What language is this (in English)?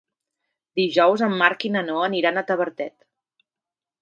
Catalan